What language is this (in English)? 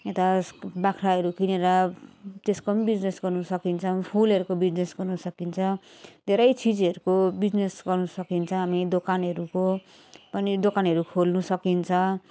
Nepali